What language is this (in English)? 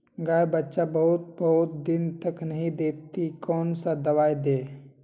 Magahi